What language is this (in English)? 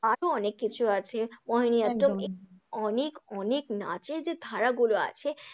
Bangla